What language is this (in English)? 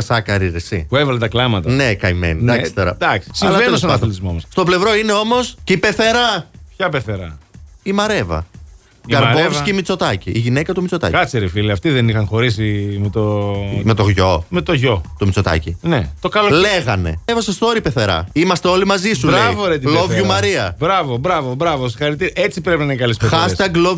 Greek